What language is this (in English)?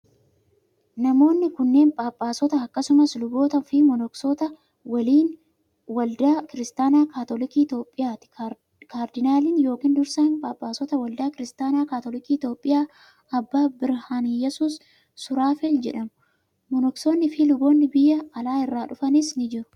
Oromo